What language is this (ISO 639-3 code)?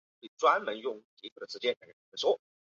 zho